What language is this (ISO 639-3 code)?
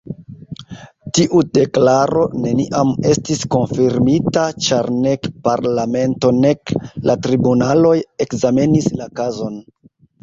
epo